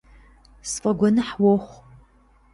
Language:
Kabardian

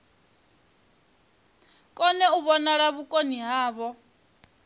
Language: Venda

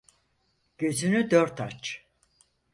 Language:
Turkish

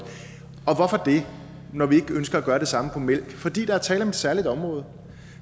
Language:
Danish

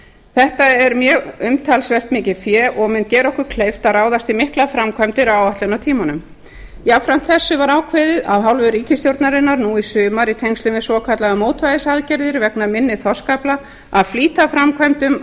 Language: Icelandic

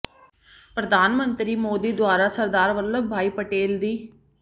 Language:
Punjabi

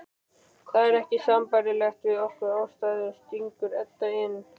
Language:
Icelandic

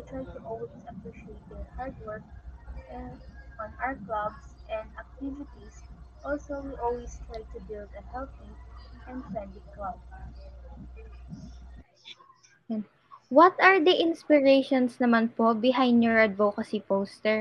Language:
Filipino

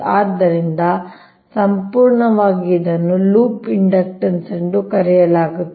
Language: Kannada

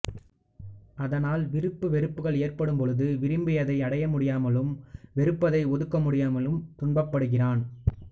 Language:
Tamil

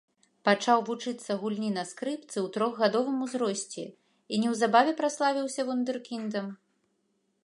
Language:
Belarusian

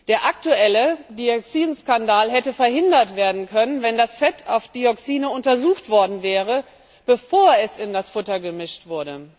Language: German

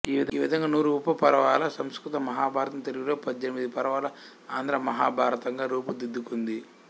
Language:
Telugu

